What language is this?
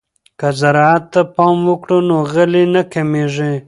Pashto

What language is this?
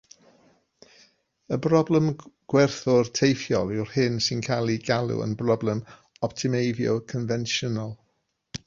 Welsh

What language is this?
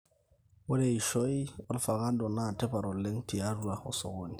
Masai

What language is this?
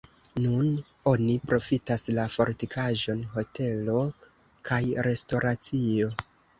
Esperanto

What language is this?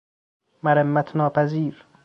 Persian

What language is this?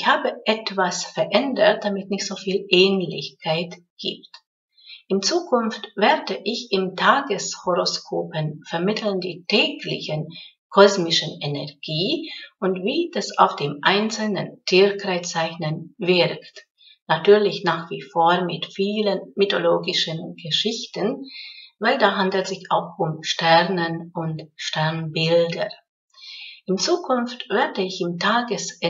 German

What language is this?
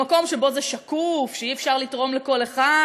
Hebrew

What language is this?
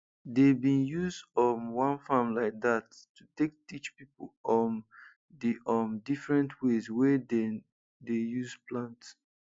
Nigerian Pidgin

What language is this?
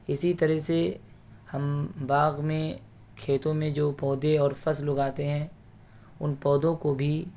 Urdu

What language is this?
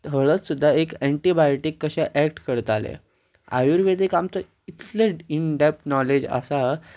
Konkani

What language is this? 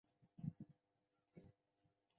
Chinese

